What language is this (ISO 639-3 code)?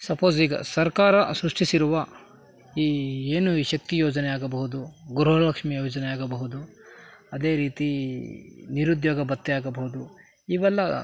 kan